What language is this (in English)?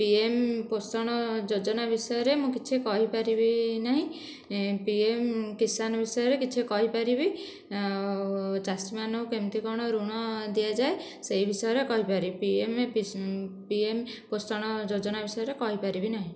Odia